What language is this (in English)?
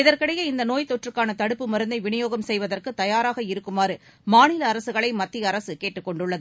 Tamil